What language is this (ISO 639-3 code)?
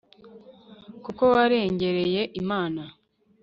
kin